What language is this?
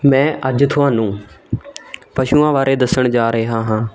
Punjabi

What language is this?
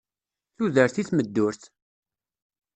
Kabyle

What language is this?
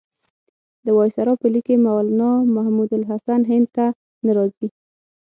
Pashto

